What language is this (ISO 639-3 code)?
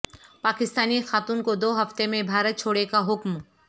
urd